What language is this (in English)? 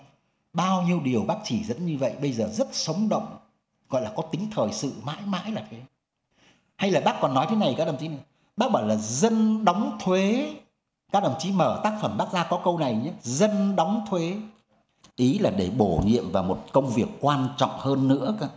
Vietnamese